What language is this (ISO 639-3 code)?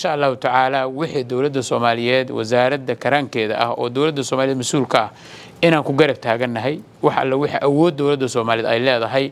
ara